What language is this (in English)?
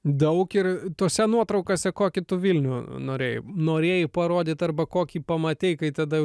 Lithuanian